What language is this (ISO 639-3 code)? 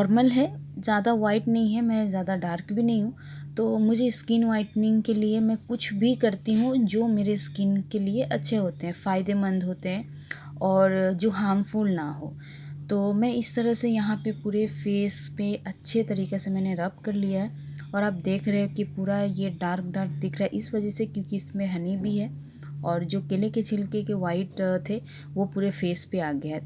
hin